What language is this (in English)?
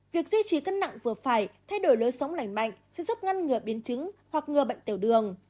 Vietnamese